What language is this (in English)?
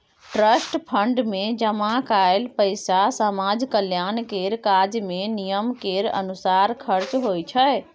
Maithili